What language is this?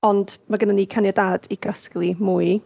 Welsh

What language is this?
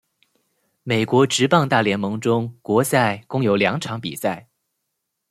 Chinese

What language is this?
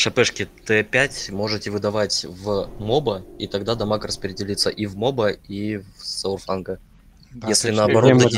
Russian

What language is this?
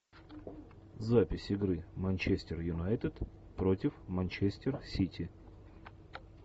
Russian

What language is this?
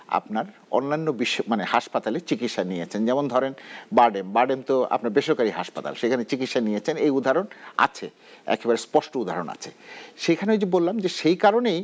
Bangla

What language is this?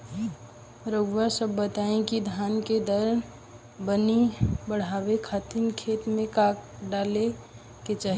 Bhojpuri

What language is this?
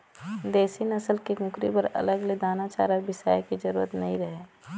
Chhattisgarhi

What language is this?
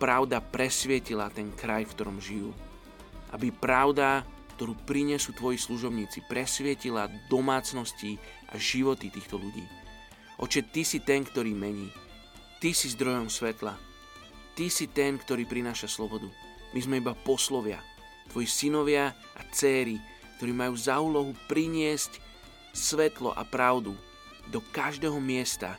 Slovak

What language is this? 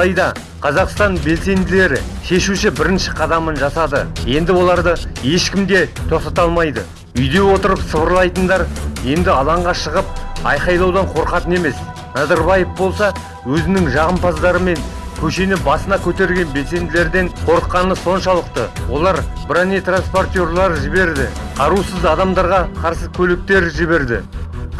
Kazakh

